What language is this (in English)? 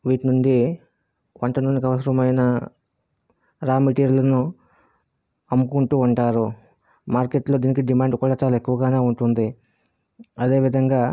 Telugu